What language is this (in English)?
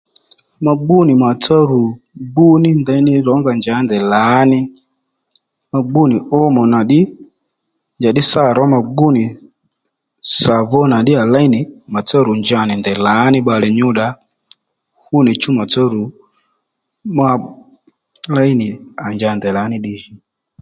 Lendu